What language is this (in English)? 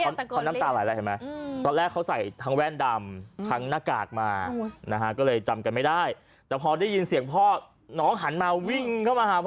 Thai